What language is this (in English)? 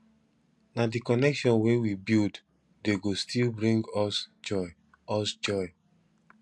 Nigerian Pidgin